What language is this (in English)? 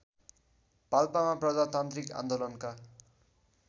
Nepali